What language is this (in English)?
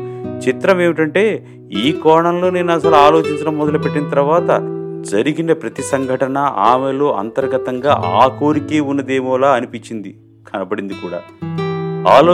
Telugu